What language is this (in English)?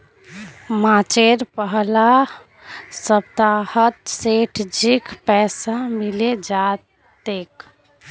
Magahi